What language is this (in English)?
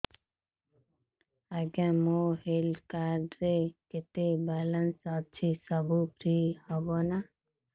Odia